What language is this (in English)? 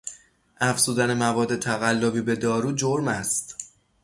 Persian